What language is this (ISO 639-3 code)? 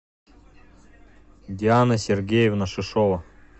rus